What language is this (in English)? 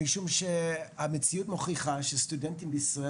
Hebrew